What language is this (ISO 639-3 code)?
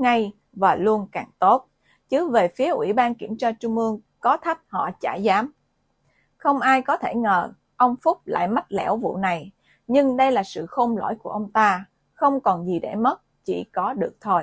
vie